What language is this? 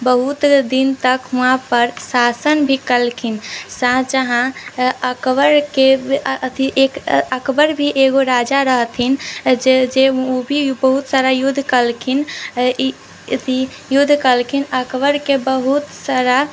Maithili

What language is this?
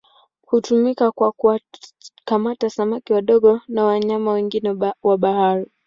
Swahili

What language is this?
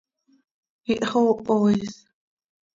Seri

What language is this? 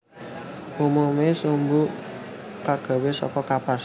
Javanese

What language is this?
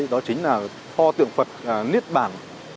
Vietnamese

